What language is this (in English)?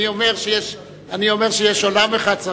Hebrew